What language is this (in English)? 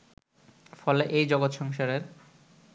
Bangla